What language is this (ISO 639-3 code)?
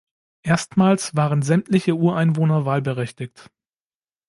deu